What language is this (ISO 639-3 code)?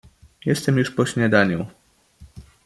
pol